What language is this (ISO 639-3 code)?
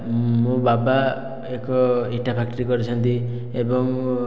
ori